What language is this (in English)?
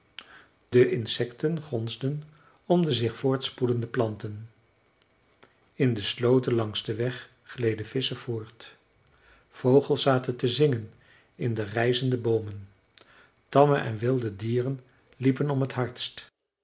Dutch